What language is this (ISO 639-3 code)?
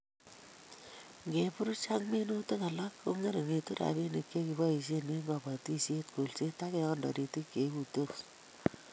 kln